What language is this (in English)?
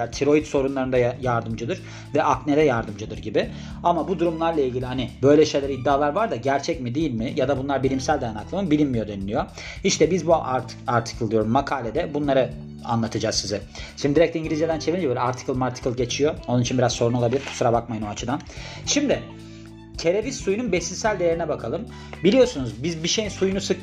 Turkish